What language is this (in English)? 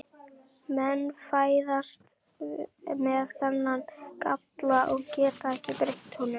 Icelandic